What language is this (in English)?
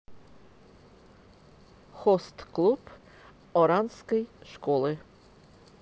Russian